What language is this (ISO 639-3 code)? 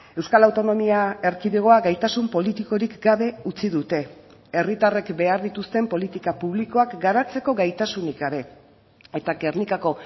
eus